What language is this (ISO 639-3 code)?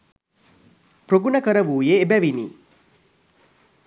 sin